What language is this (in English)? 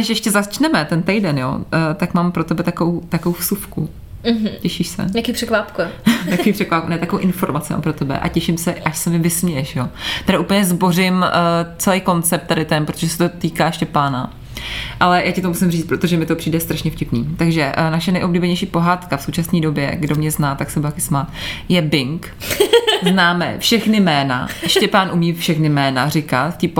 Czech